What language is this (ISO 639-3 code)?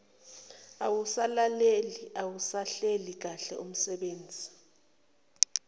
zul